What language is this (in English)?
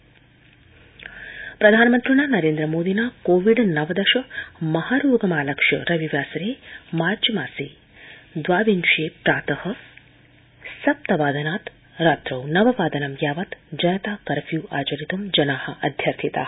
Sanskrit